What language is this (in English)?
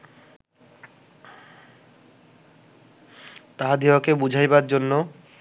Bangla